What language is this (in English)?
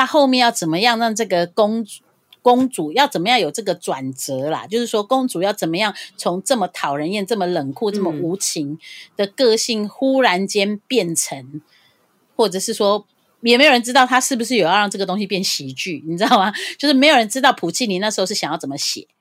Chinese